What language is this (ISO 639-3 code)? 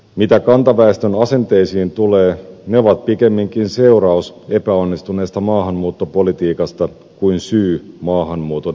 fin